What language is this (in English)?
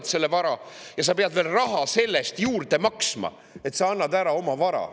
Estonian